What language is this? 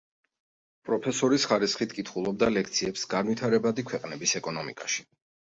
Georgian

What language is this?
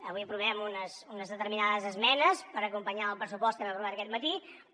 Catalan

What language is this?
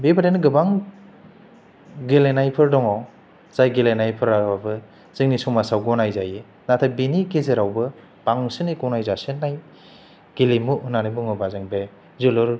Bodo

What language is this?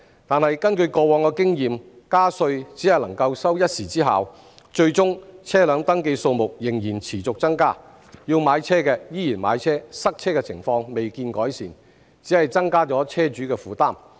Cantonese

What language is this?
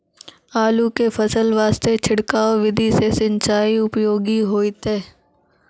Maithili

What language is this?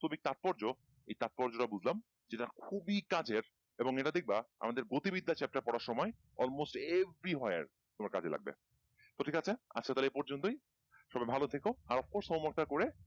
Bangla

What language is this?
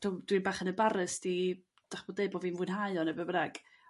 Welsh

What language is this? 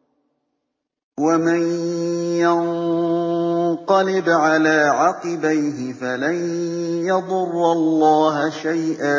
Arabic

